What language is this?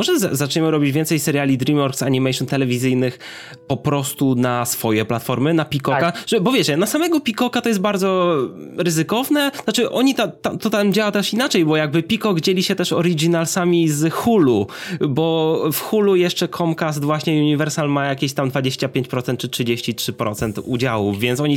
Polish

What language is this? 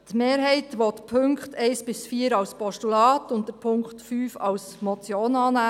Swiss German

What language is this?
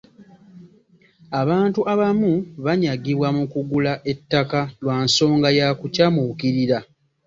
Ganda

